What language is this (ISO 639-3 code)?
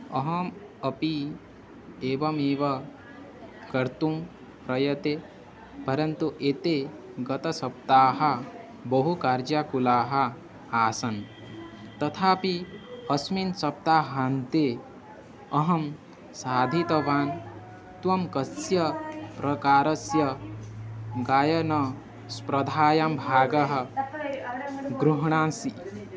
san